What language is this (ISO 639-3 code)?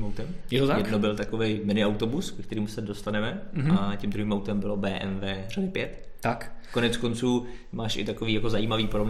ces